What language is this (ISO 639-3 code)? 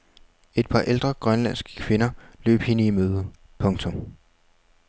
dan